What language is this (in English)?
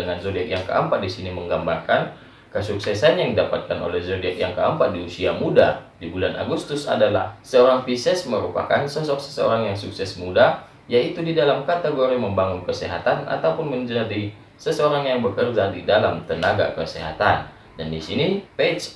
Indonesian